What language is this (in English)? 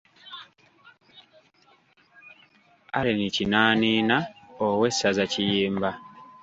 Ganda